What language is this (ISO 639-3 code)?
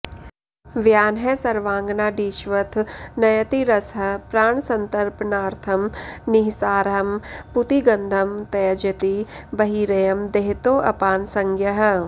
san